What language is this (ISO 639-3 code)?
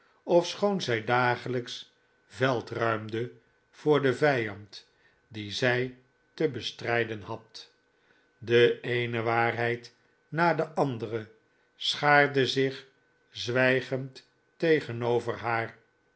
nld